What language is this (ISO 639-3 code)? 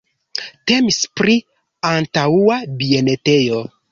epo